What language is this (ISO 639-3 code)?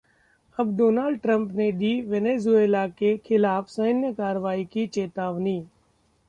hin